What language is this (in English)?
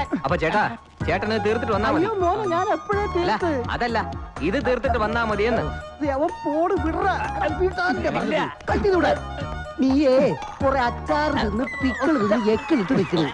Malayalam